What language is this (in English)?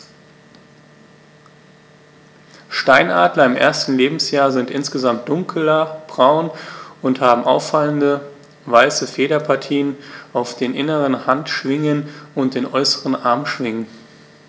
German